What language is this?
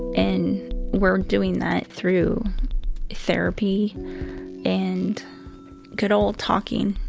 English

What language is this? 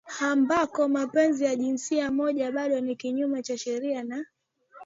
Swahili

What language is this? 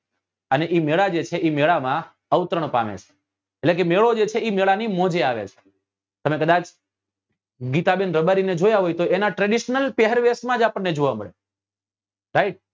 Gujarati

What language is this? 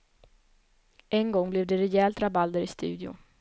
Swedish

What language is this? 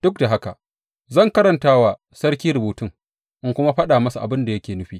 Hausa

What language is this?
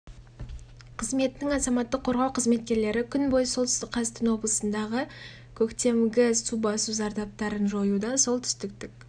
Kazakh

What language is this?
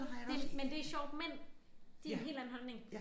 Danish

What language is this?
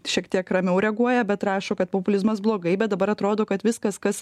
Lithuanian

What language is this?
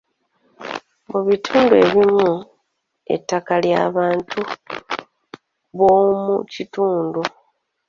Ganda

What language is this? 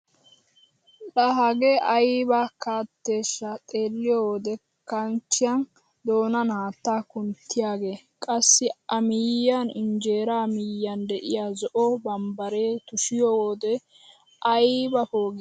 Wolaytta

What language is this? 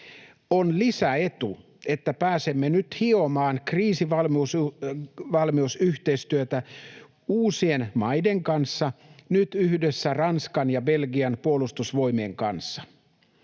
Finnish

